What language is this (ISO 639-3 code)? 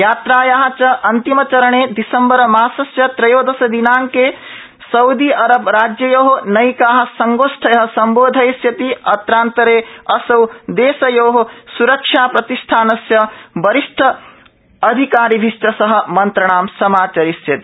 san